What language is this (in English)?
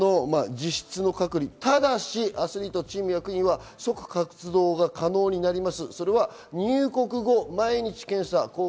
Japanese